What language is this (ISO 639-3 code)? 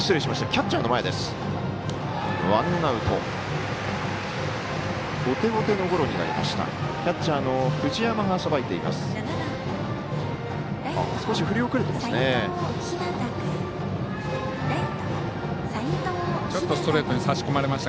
jpn